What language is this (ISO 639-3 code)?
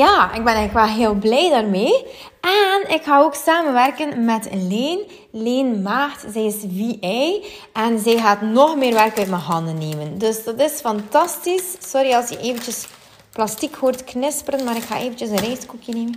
nld